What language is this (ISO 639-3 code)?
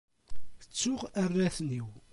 kab